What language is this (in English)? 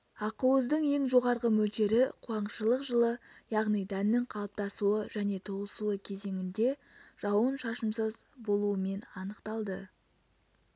Kazakh